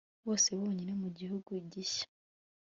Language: Kinyarwanda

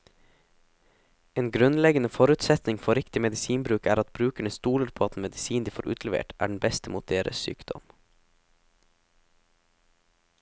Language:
Norwegian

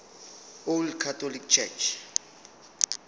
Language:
Zulu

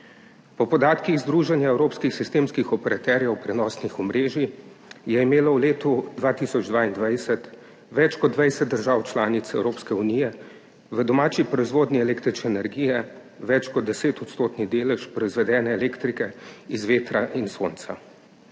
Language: Slovenian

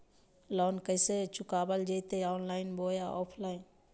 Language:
Magahi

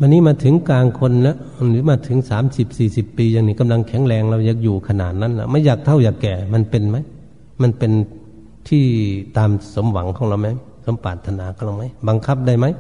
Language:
Thai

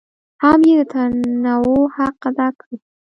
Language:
Pashto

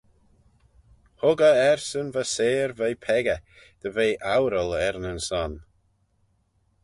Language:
Manx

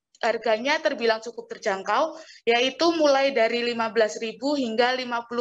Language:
Indonesian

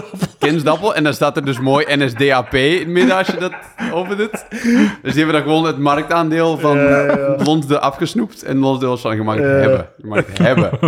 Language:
Dutch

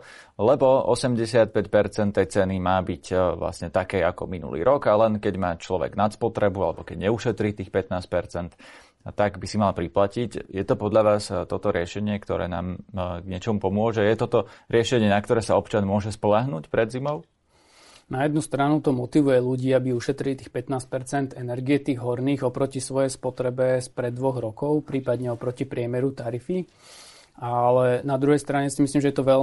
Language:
Slovak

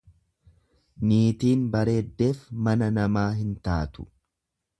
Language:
Oromo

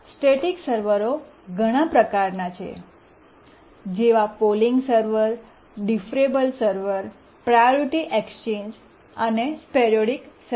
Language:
Gujarati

